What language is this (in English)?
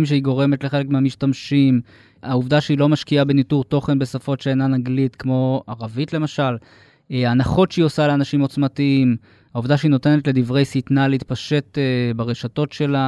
Hebrew